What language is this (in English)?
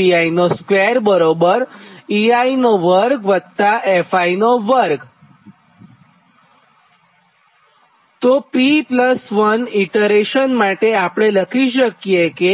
Gujarati